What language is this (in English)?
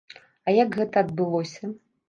Belarusian